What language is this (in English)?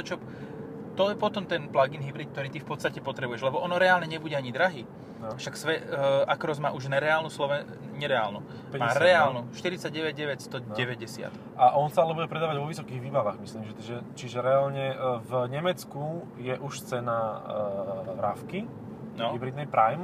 Slovak